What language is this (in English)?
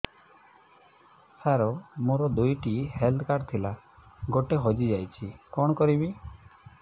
Odia